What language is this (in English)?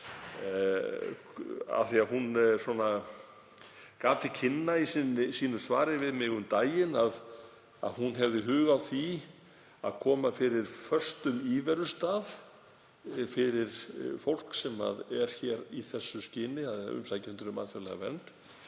Icelandic